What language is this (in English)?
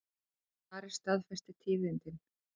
Icelandic